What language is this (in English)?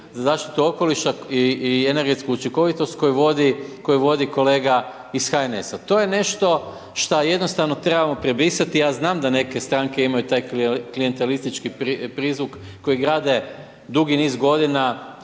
Croatian